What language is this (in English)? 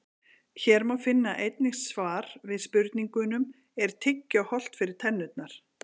Icelandic